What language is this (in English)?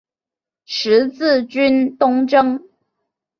Chinese